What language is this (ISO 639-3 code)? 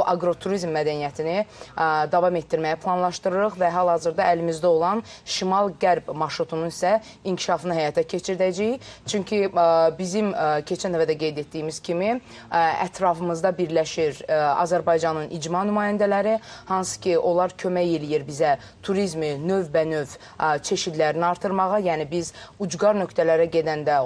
tur